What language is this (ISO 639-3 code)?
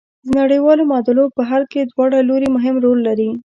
pus